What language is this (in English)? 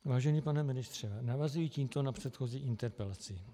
Czech